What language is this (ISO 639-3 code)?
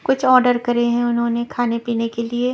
hin